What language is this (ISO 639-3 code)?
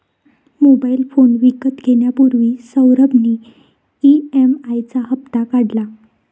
mar